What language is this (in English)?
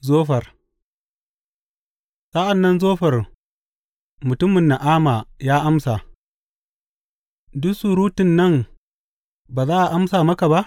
Hausa